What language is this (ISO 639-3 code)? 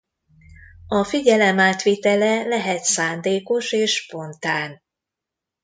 hun